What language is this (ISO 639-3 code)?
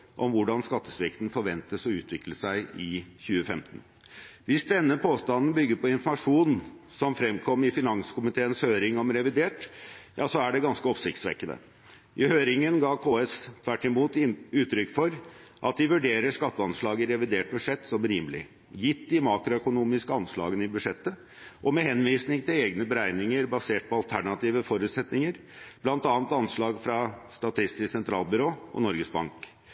nob